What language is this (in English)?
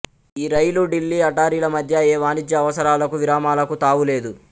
Telugu